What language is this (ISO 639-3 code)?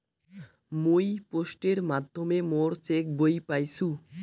ben